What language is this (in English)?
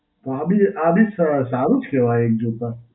Gujarati